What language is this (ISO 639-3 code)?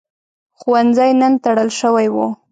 pus